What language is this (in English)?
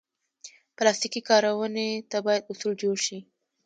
Pashto